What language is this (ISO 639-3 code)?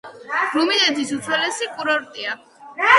kat